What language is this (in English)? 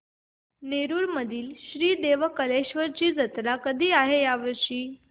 Marathi